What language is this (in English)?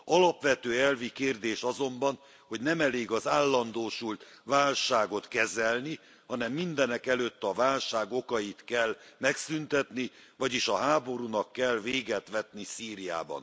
Hungarian